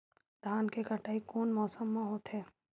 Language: Chhattisgarhi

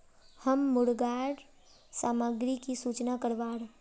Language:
Magahi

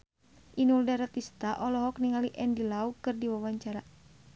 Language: Sundanese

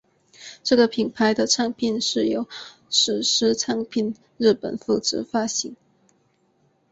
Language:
Chinese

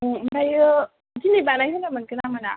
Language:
Bodo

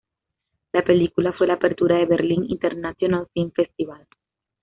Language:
Spanish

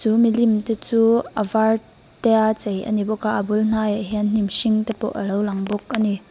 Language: Mizo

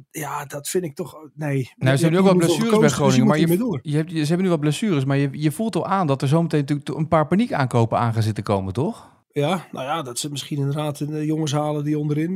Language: Dutch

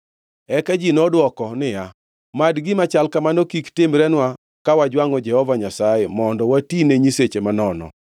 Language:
Luo (Kenya and Tanzania)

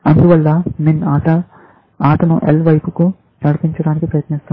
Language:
Telugu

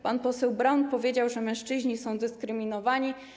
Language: Polish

